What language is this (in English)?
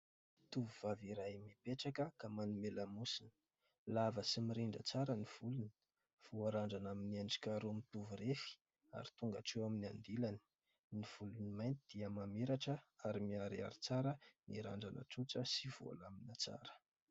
Malagasy